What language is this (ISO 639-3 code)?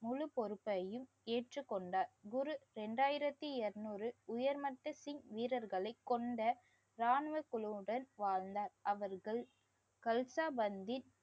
tam